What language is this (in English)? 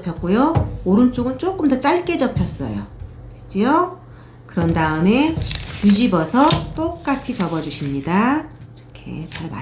Korean